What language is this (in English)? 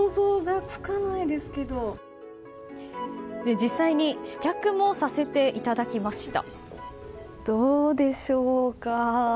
Japanese